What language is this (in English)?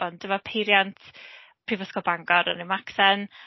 Welsh